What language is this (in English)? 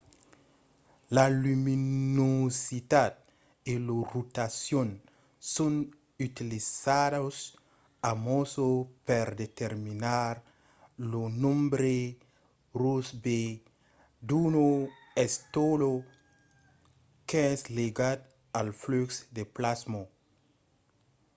Occitan